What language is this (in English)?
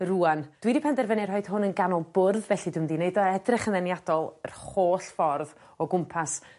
Welsh